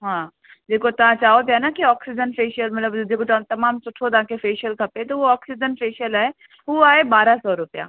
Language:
Sindhi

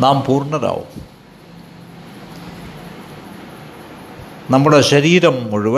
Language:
Malayalam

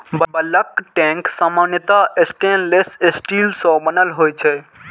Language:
Maithili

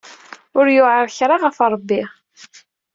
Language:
Kabyle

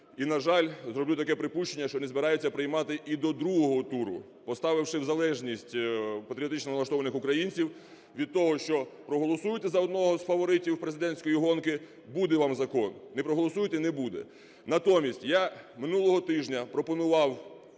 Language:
Ukrainian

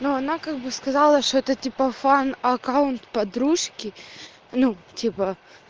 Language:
Russian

